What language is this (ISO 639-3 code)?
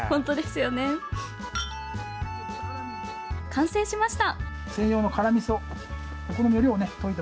jpn